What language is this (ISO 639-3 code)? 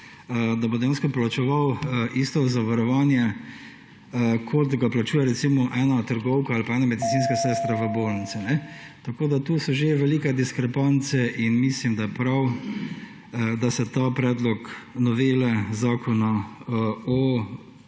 slv